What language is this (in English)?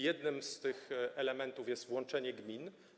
Polish